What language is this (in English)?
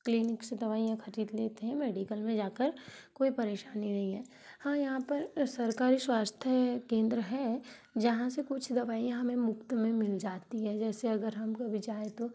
Hindi